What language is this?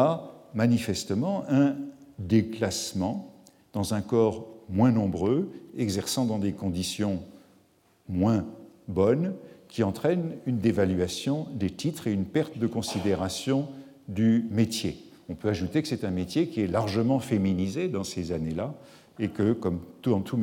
French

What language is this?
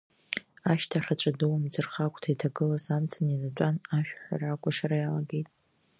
Abkhazian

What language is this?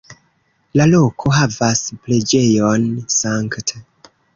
Esperanto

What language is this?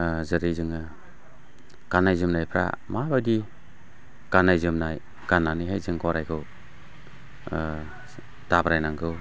Bodo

